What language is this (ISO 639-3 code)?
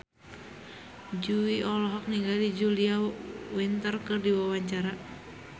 sun